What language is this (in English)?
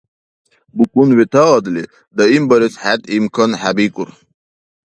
Dargwa